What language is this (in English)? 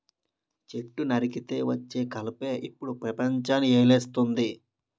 Telugu